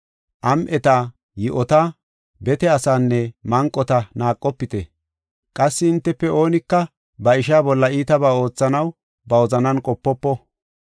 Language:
Gofa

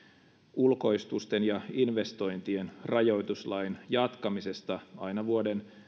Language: Finnish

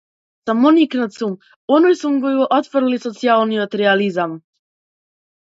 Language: Macedonian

